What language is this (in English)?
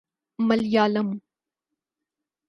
Urdu